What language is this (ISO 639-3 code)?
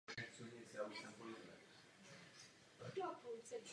ces